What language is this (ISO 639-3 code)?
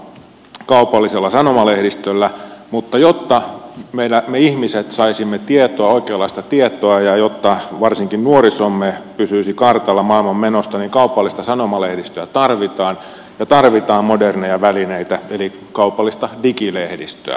fin